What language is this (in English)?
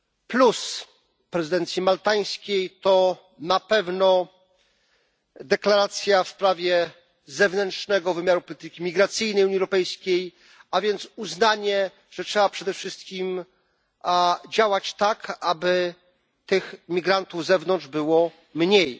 Polish